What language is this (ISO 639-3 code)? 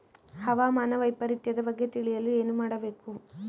kan